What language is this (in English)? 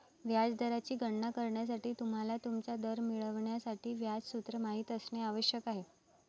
Marathi